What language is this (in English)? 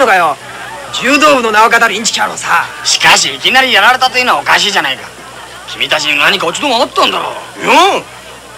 Japanese